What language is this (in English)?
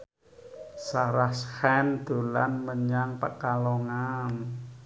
Javanese